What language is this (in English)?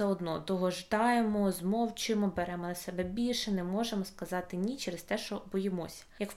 Ukrainian